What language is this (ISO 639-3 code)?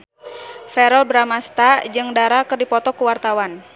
sun